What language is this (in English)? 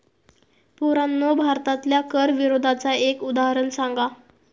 Marathi